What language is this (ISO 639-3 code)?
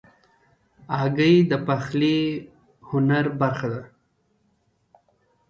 pus